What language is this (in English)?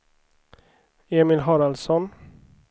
Swedish